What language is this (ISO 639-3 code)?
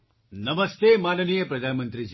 guj